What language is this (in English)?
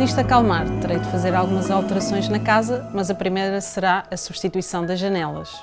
Portuguese